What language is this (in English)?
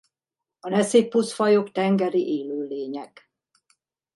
Hungarian